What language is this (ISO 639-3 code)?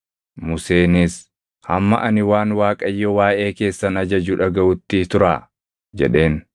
orm